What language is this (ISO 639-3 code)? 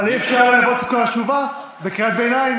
heb